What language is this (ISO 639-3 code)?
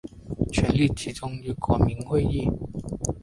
zho